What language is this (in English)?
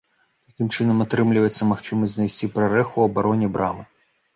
Belarusian